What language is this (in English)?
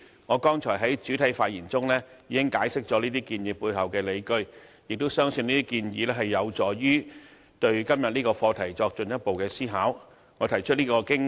Cantonese